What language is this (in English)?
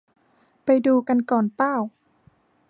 Thai